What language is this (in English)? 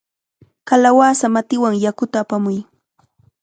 Chiquián Ancash Quechua